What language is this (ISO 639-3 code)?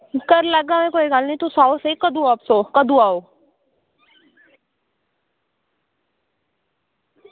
doi